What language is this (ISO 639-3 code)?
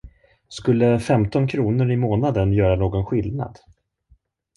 swe